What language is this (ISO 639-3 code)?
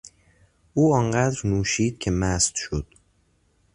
fas